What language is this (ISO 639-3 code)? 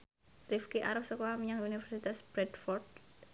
jav